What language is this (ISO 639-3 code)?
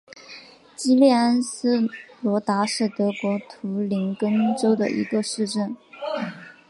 zho